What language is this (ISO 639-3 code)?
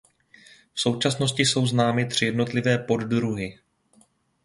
ces